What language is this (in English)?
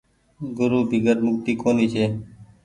Goaria